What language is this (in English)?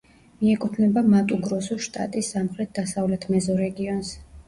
Georgian